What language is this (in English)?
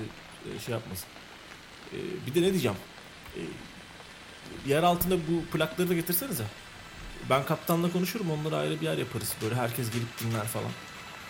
Turkish